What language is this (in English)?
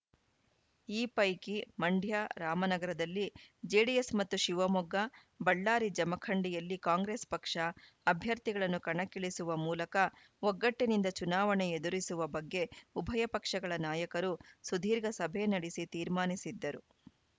Kannada